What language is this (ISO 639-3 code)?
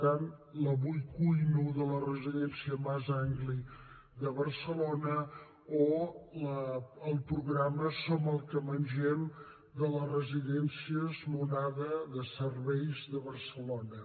cat